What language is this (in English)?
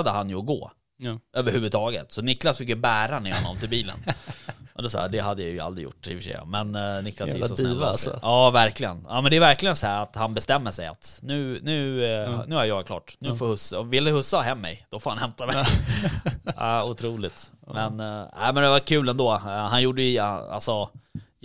Swedish